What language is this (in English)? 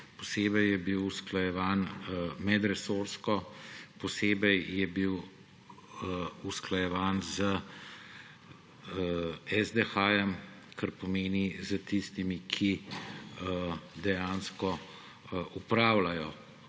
Slovenian